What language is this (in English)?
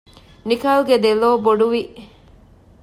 Divehi